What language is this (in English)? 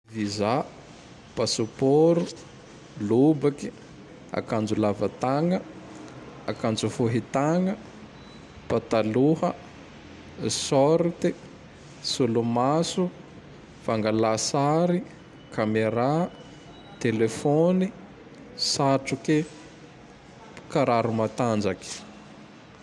Tandroy-Mahafaly Malagasy